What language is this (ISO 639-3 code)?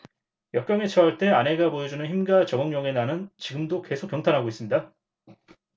kor